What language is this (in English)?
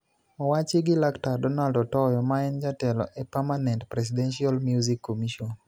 Luo (Kenya and Tanzania)